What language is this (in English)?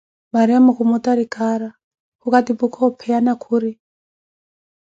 Koti